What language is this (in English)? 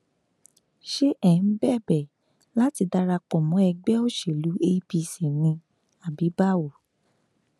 Yoruba